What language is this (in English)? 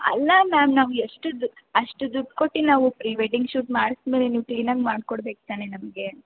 Kannada